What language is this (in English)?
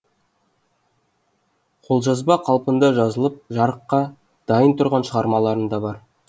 Kazakh